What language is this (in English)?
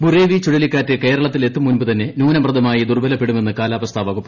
Malayalam